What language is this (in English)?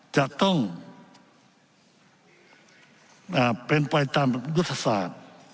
Thai